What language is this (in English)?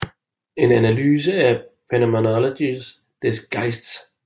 Danish